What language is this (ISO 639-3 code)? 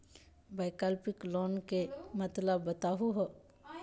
mag